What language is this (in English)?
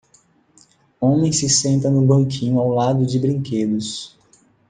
Portuguese